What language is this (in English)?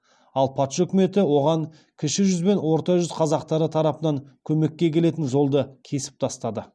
Kazakh